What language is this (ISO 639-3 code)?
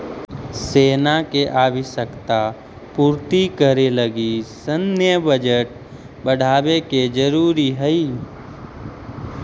mag